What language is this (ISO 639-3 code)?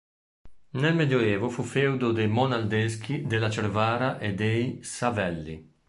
ita